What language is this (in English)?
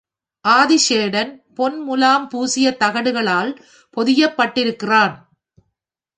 Tamil